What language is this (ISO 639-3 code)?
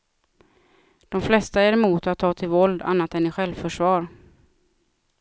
swe